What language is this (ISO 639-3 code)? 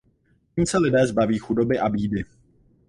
ces